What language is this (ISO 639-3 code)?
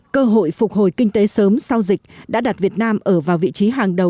vie